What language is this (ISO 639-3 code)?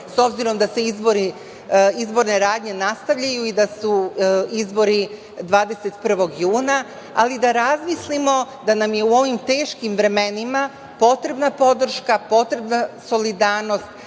srp